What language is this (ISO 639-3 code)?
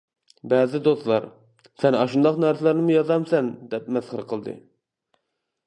uig